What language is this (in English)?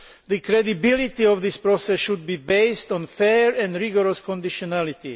English